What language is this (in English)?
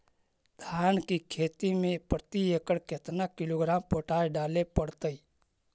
Magahi